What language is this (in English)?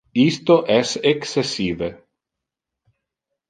Interlingua